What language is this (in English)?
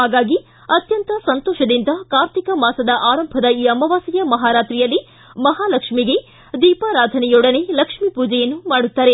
Kannada